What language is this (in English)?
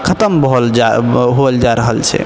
Maithili